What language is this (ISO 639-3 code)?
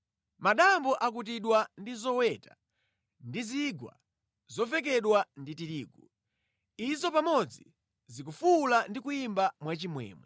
nya